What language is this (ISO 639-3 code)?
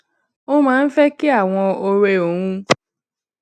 yor